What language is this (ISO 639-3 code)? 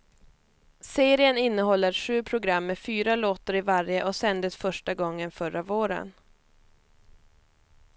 swe